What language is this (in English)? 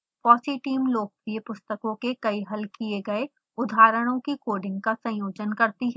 Hindi